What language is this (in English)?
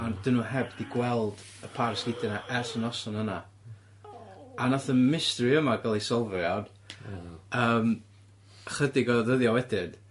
Welsh